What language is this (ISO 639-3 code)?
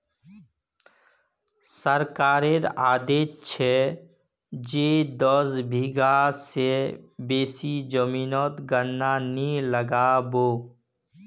mag